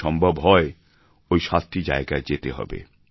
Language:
Bangla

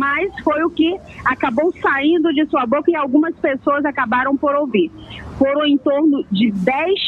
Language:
Portuguese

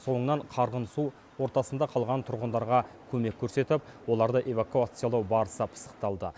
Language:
Kazakh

